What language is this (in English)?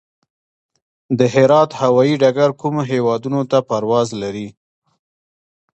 Pashto